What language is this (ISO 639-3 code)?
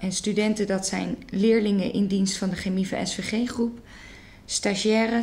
nld